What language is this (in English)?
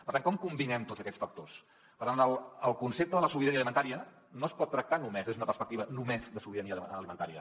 Catalan